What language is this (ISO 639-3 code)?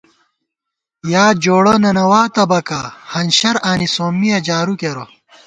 gwt